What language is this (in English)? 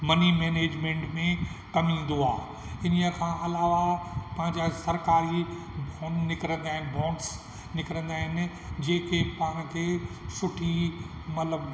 Sindhi